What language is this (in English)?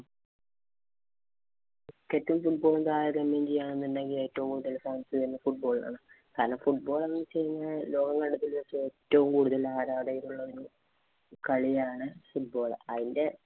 Malayalam